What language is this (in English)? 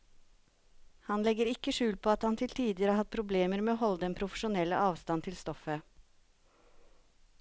Norwegian